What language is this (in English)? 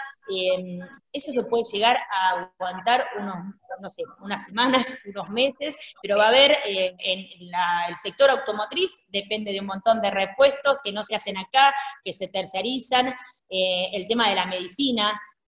Spanish